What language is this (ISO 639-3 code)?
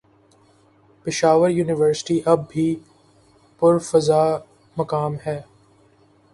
urd